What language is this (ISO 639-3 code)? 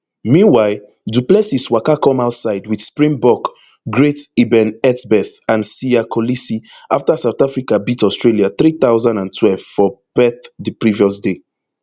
pcm